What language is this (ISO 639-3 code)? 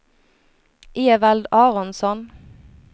swe